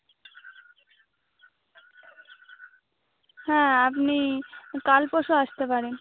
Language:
Bangla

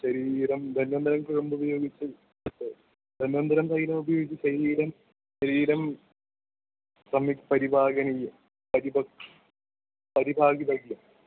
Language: Sanskrit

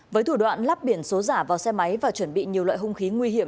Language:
Vietnamese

